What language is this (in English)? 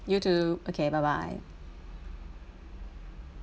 English